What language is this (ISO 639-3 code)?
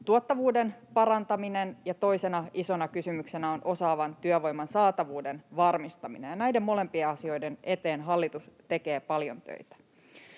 fin